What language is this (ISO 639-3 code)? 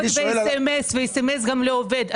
heb